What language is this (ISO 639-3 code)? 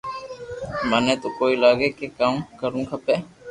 lrk